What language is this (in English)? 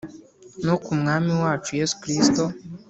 Kinyarwanda